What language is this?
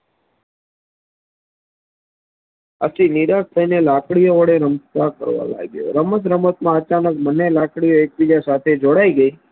Gujarati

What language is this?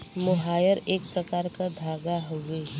Bhojpuri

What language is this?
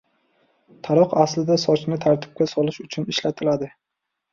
Uzbek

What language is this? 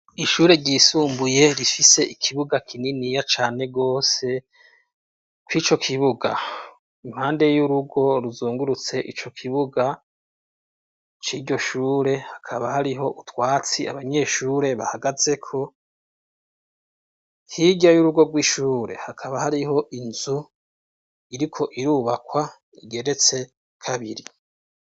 Rundi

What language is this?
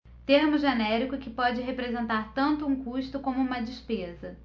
Portuguese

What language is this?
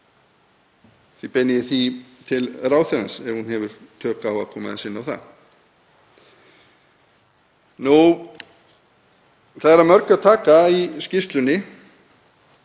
Icelandic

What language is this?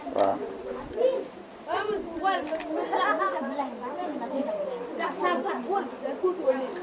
Wolof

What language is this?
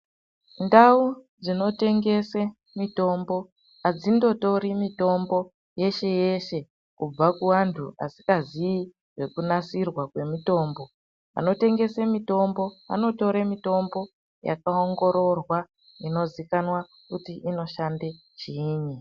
Ndau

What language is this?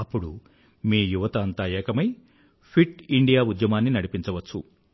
Telugu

